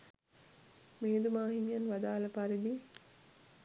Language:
Sinhala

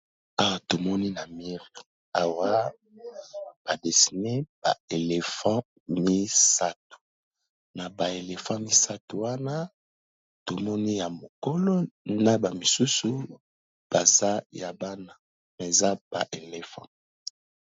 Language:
Lingala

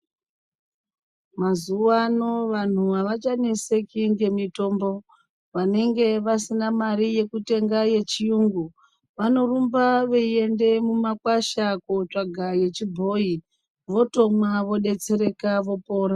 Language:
Ndau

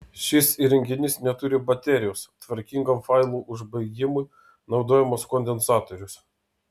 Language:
Lithuanian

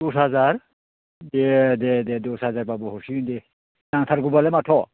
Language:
Bodo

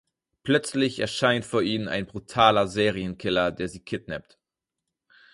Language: German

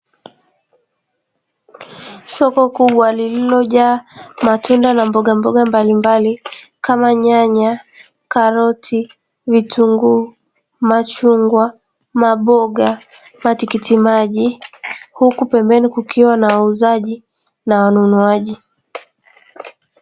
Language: Swahili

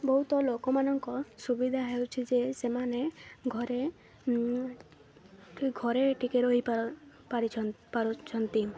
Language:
Odia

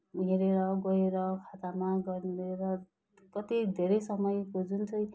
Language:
Nepali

